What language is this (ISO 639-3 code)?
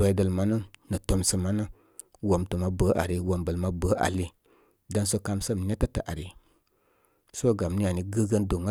kmy